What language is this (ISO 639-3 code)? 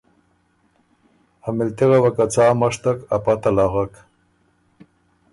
oru